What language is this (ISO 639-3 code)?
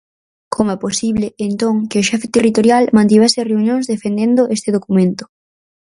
glg